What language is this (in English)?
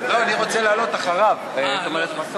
Hebrew